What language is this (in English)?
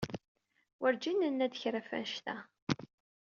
Kabyle